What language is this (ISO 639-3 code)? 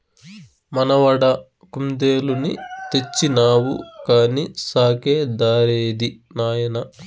tel